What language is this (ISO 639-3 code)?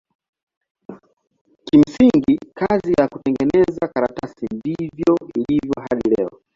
swa